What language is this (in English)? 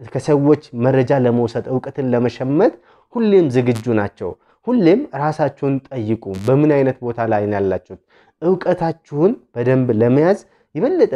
Arabic